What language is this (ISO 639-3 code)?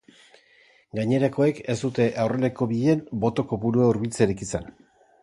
eus